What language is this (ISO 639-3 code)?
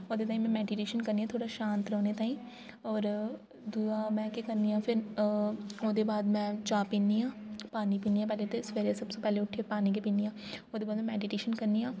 doi